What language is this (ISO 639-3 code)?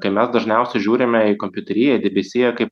lit